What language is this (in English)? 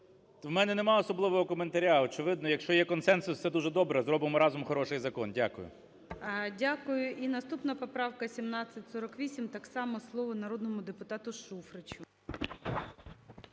Ukrainian